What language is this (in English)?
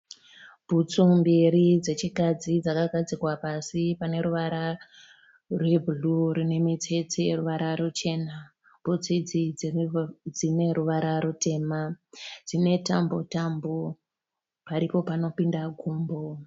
Shona